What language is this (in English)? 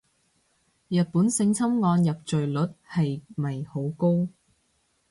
Cantonese